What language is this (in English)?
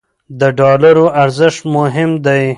Pashto